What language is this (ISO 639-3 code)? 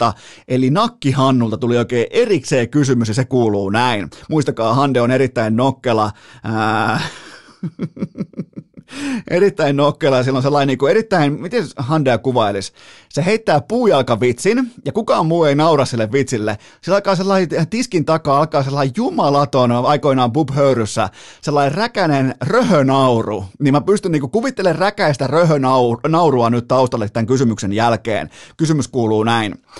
fin